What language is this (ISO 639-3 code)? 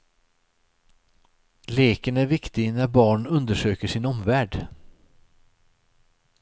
swe